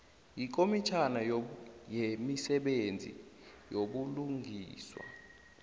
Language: South Ndebele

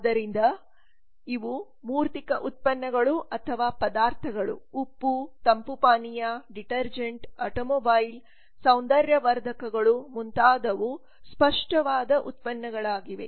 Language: Kannada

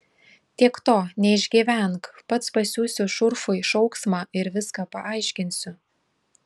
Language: Lithuanian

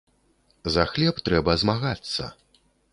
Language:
Belarusian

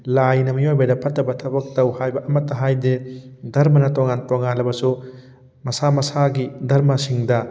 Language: Manipuri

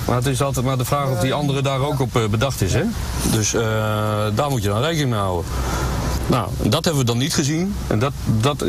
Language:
Dutch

